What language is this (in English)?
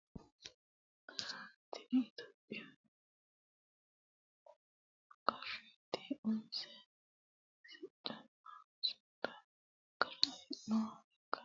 Sidamo